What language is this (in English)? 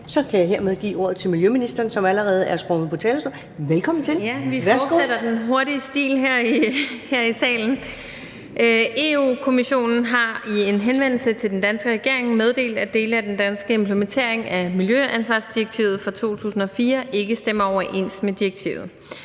Danish